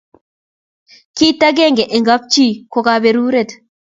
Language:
Kalenjin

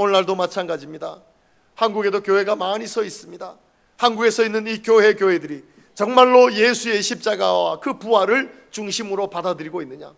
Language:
Korean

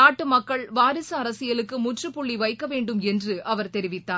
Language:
Tamil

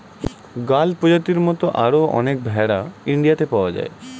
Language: Bangla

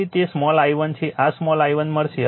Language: Gujarati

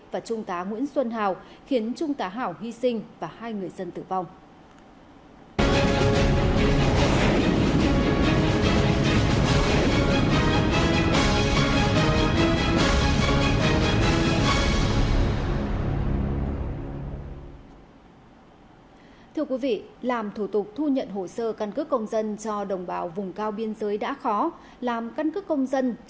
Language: Vietnamese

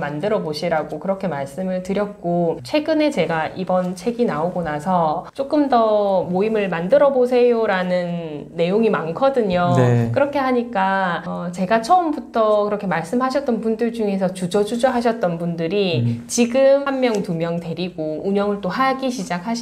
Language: Korean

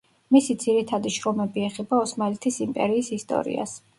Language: Georgian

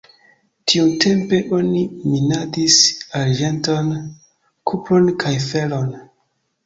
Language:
Esperanto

